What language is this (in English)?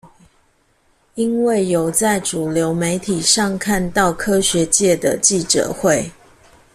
Chinese